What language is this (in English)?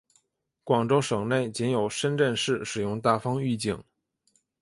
Chinese